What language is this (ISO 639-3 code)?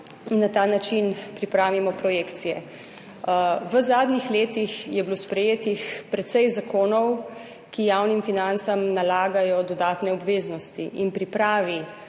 slv